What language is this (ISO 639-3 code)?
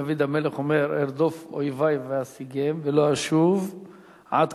heb